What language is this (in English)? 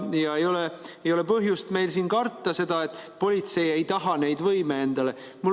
Estonian